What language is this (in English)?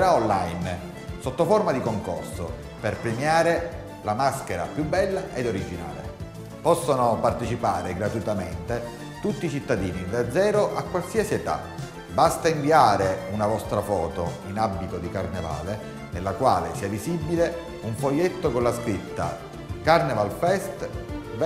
Italian